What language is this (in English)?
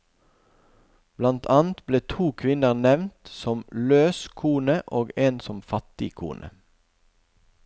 Norwegian